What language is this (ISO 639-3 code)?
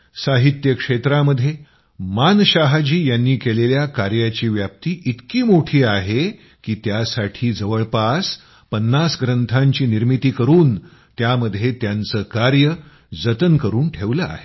mar